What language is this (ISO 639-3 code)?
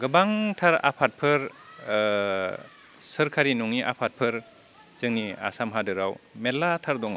brx